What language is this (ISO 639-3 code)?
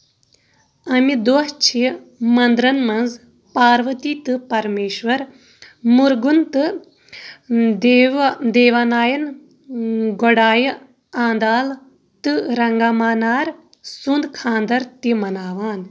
kas